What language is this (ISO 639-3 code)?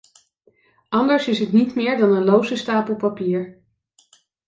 nld